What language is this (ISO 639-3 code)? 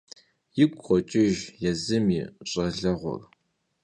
kbd